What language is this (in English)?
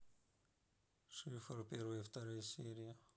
Russian